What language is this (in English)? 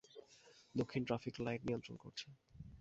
Bangla